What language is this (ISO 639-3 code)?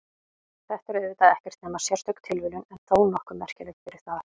isl